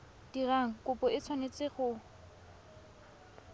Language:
Tswana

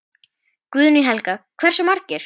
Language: Icelandic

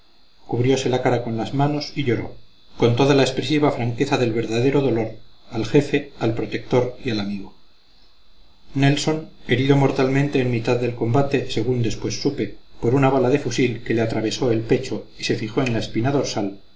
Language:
Spanish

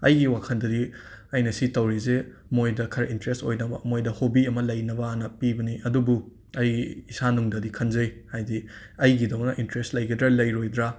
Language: Manipuri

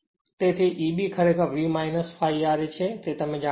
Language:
Gujarati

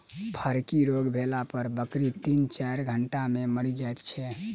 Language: Maithili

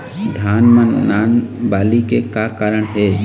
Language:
Chhattisgarhi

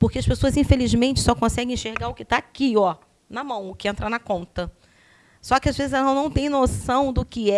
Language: Portuguese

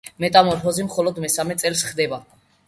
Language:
Georgian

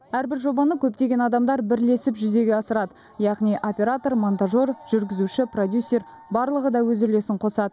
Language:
Kazakh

